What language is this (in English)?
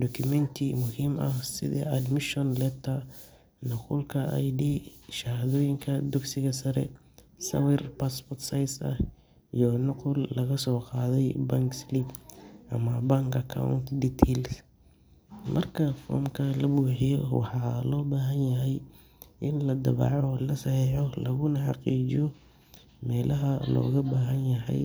Somali